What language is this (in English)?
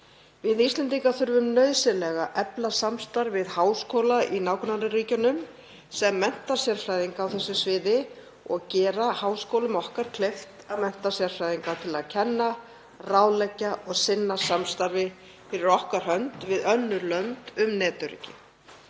Icelandic